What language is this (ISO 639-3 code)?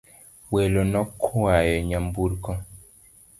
luo